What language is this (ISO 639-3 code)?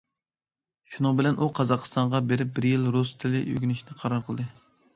uig